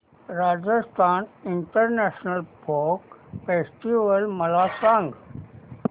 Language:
Marathi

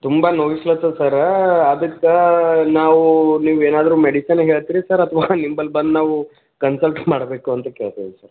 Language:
Kannada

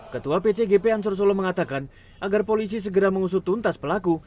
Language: Indonesian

